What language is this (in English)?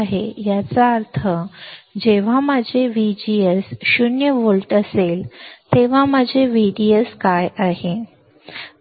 Marathi